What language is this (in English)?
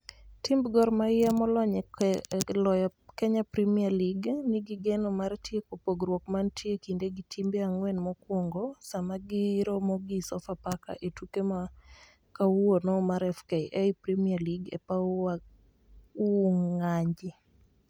Luo (Kenya and Tanzania)